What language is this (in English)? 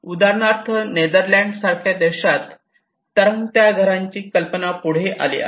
Marathi